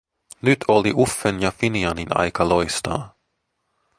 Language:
Finnish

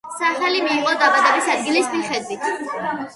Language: Georgian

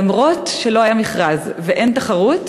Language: Hebrew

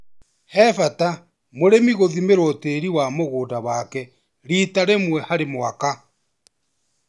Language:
Kikuyu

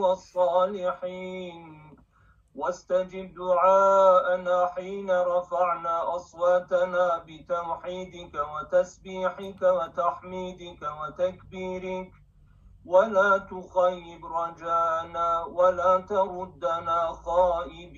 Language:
Turkish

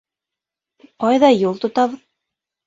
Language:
Bashkir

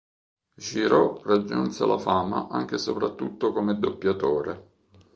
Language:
Italian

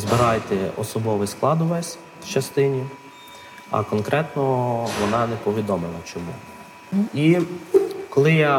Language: Ukrainian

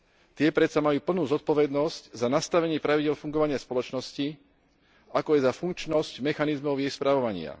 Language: Slovak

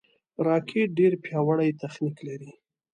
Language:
Pashto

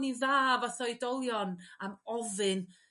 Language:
Welsh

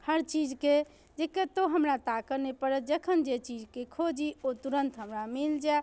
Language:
Maithili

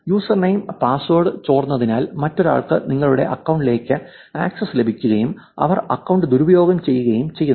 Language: Malayalam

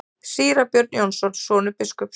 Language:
Icelandic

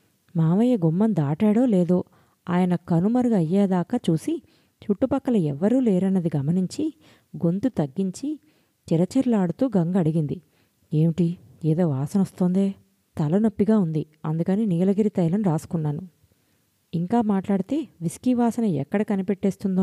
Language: Telugu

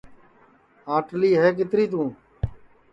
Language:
Sansi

